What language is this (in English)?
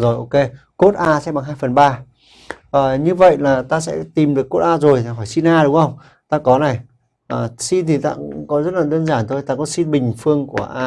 Vietnamese